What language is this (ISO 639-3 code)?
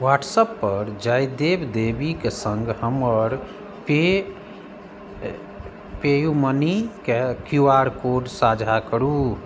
mai